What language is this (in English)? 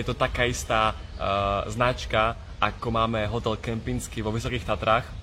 Slovak